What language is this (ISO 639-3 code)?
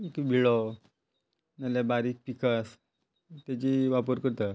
kok